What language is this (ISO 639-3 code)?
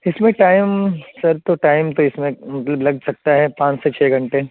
urd